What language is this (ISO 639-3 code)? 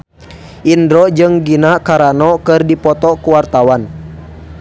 sun